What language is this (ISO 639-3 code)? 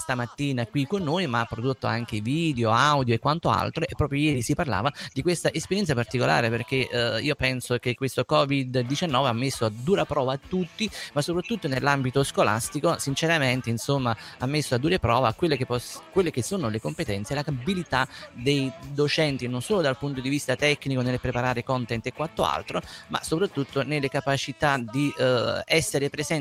ita